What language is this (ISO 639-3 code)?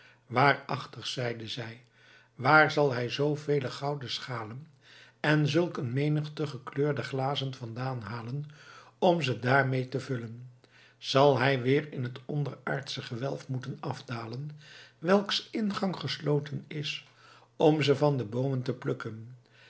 nld